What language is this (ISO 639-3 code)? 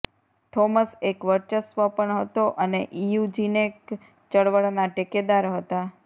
guj